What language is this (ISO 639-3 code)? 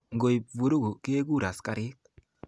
kln